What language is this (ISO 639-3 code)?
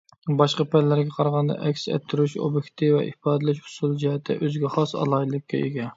uig